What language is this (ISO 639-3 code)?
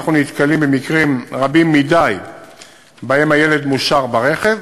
heb